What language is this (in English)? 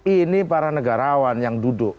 Indonesian